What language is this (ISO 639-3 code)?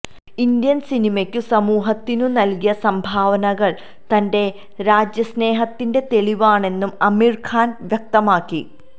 mal